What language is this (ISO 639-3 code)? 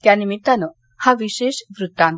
mar